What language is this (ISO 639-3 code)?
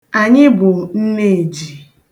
ibo